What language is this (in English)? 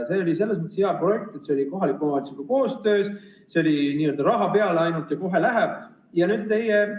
Estonian